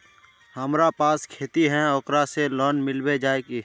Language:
Magahi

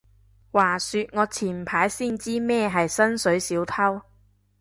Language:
Cantonese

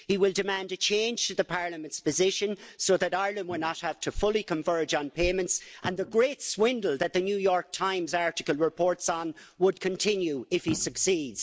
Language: English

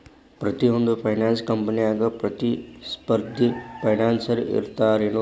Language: Kannada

